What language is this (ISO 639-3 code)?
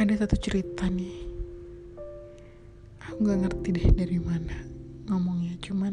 ind